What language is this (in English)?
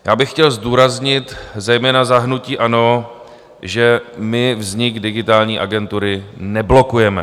Czech